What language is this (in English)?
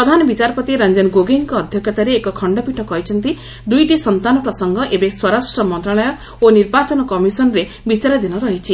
Odia